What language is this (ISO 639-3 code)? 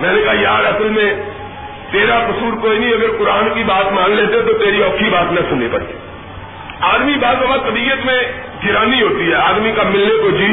urd